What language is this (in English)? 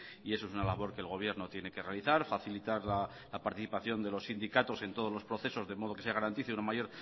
Spanish